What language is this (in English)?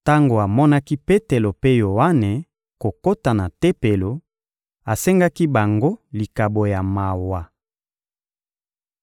Lingala